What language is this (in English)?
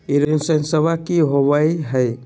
Magahi